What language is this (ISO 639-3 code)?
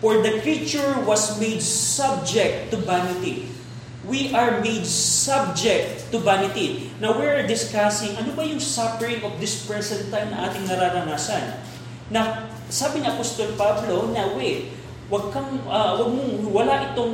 fil